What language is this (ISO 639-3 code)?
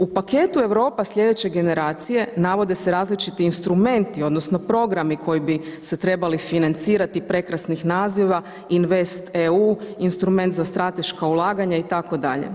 hrv